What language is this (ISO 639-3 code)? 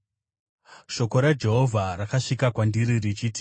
sna